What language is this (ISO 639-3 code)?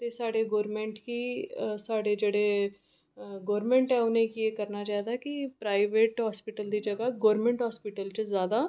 doi